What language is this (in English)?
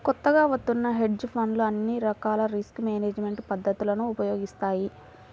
Telugu